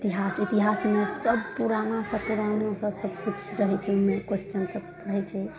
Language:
Maithili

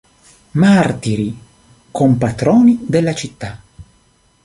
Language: Italian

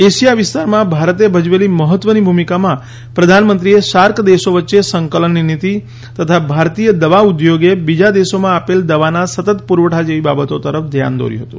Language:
Gujarati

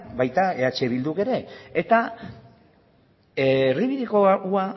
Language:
Basque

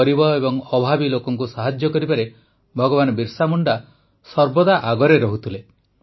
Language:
Odia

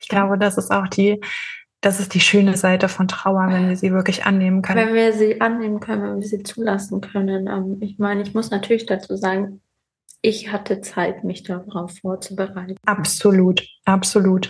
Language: German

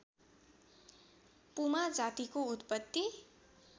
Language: Nepali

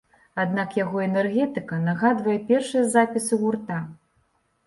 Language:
Belarusian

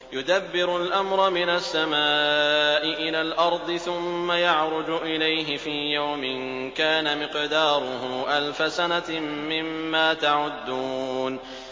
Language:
Arabic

